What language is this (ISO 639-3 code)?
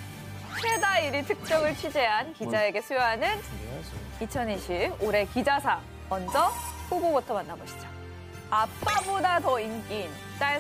kor